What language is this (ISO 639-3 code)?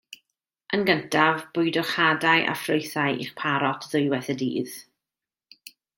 cym